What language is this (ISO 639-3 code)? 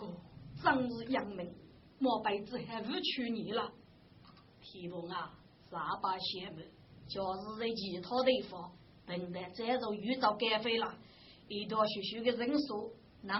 zho